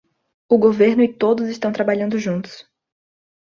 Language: Portuguese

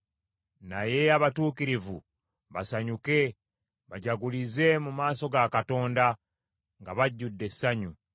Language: Ganda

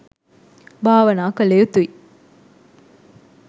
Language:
Sinhala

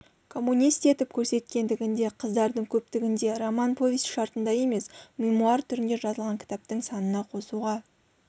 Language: Kazakh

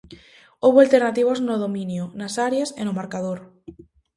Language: Galician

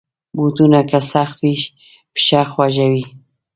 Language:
Pashto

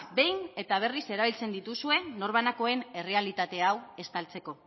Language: Basque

